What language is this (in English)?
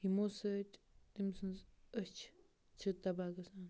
Kashmiri